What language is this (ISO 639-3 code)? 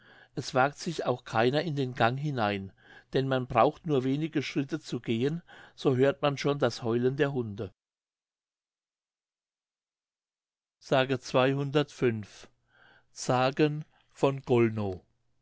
deu